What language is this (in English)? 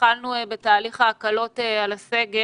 Hebrew